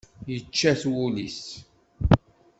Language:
Kabyle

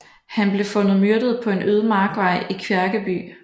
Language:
Danish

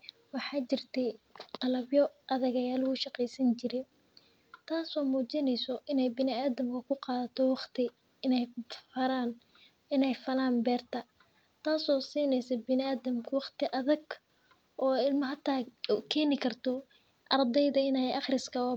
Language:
Somali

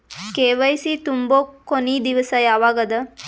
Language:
Kannada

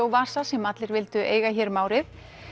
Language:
Icelandic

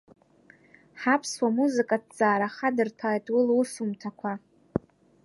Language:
Abkhazian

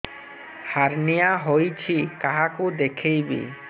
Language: Odia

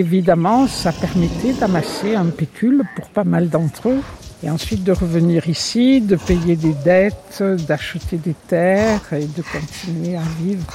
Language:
French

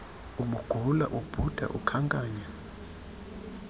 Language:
Xhosa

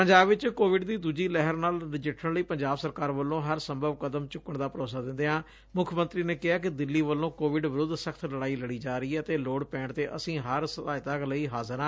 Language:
Punjabi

